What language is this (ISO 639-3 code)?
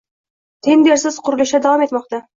uzb